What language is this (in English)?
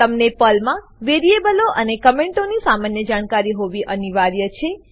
Gujarati